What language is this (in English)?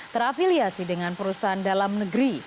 Indonesian